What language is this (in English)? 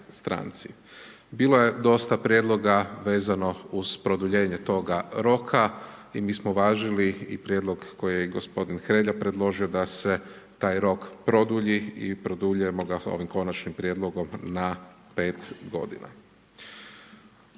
Croatian